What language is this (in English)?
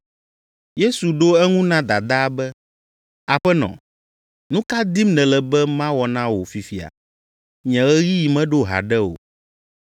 Ewe